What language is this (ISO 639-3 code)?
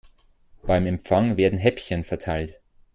deu